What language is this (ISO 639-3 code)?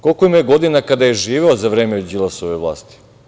srp